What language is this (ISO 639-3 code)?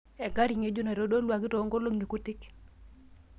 mas